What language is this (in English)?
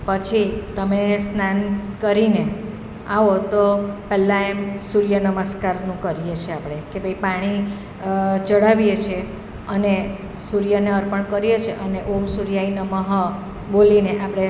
Gujarati